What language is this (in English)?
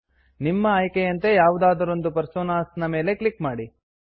Kannada